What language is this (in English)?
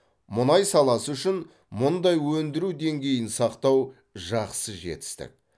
Kazakh